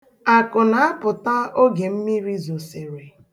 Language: Igbo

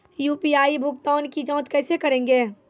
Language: Maithili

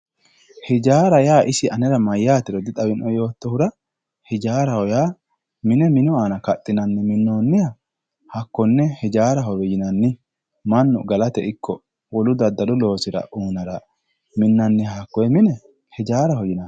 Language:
Sidamo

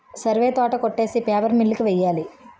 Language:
Telugu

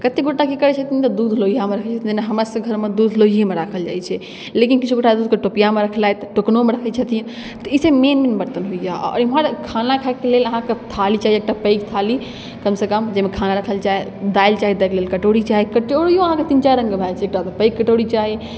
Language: Maithili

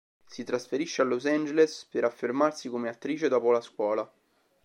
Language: Italian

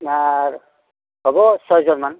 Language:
Assamese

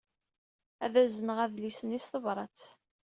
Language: Kabyle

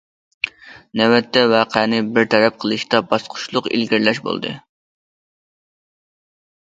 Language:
Uyghur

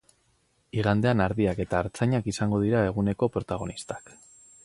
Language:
Basque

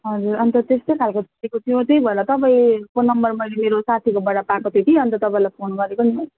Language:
Nepali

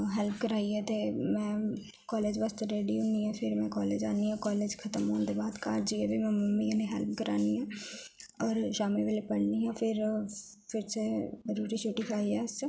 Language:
Dogri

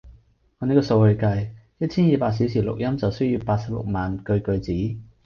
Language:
Cantonese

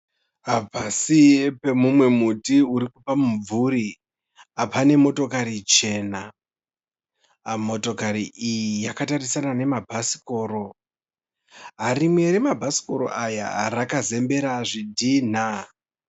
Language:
Shona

